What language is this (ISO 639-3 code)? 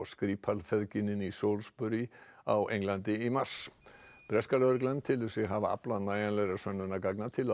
isl